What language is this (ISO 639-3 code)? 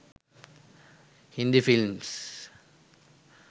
sin